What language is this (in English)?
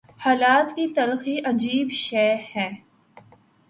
Urdu